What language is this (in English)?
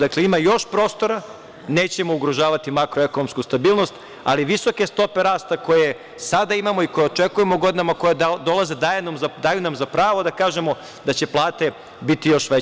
Serbian